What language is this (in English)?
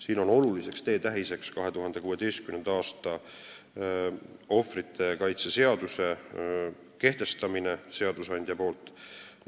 Estonian